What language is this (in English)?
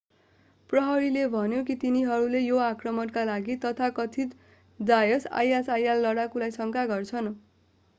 Nepali